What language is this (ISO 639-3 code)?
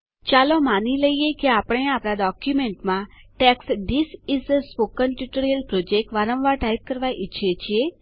guj